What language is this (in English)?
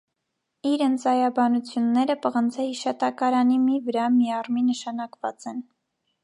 Armenian